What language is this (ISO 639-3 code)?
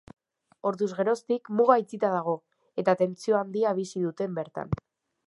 eus